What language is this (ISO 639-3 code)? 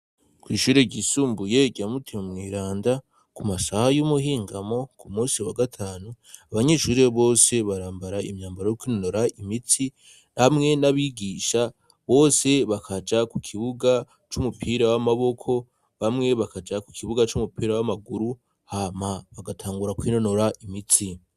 run